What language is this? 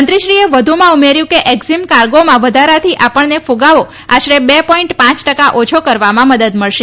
Gujarati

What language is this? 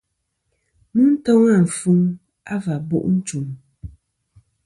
Kom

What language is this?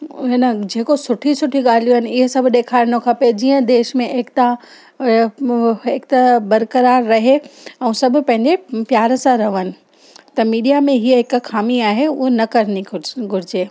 Sindhi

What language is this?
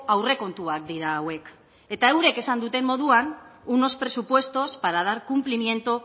Basque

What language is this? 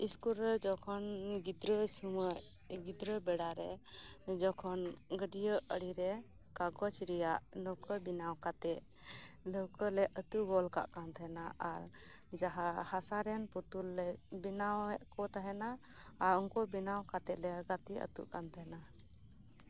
Santali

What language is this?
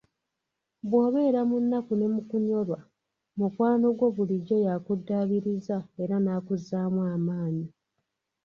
Ganda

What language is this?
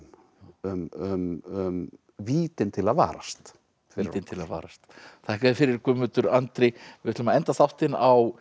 Icelandic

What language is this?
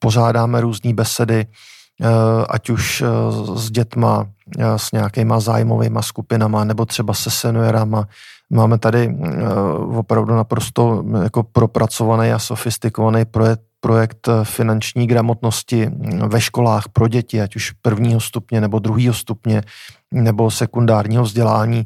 Czech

